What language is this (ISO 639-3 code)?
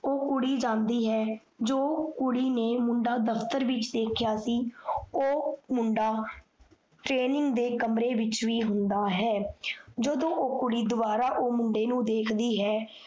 pan